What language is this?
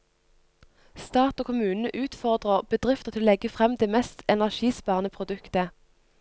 Norwegian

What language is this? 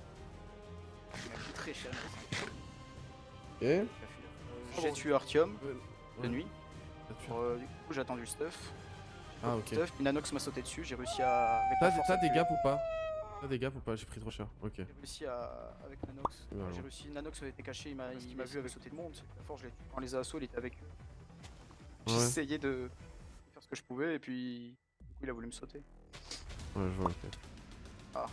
French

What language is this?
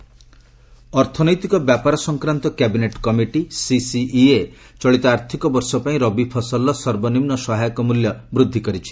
Odia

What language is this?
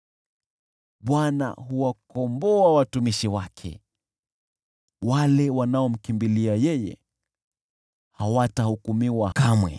Swahili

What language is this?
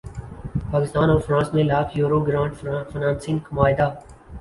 Urdu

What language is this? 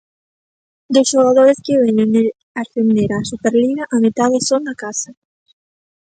Galician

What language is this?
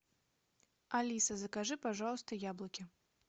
Russian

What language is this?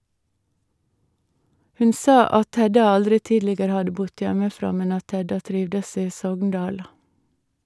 Norwegian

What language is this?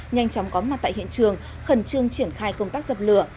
Vietnamese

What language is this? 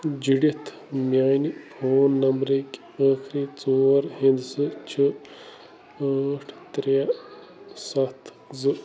Kashmiri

